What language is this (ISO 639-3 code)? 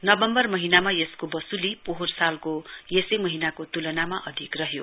nep